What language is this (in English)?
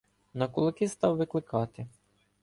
Ukrainian